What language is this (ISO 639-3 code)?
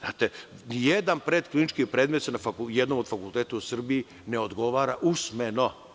srp